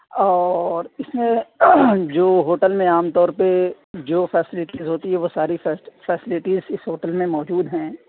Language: Urdu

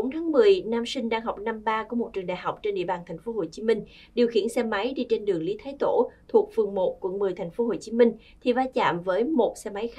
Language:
Vietnamese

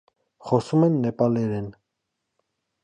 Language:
Armenian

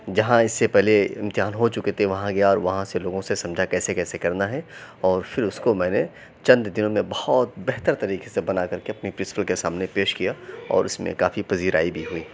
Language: Urdu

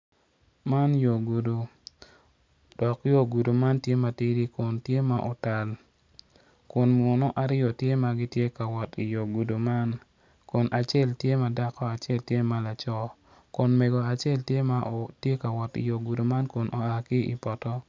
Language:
Acoli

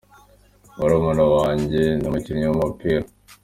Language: Kinyarwanda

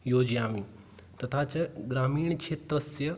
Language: Sanskrit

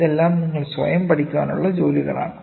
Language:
Malayalam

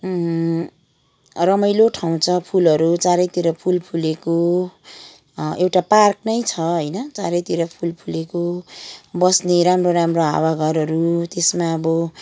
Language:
Nepali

